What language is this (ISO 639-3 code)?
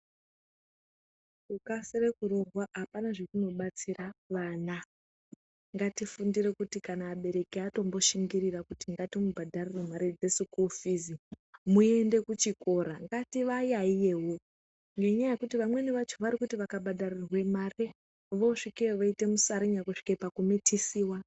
ndc